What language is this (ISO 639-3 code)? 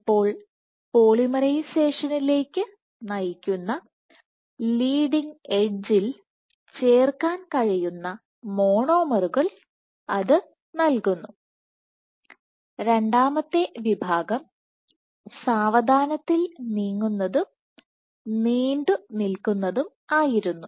mal